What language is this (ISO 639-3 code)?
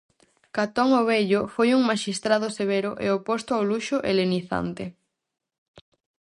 glg